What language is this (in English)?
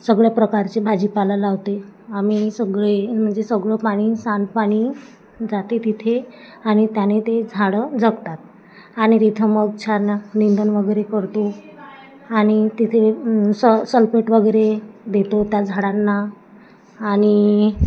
Marathi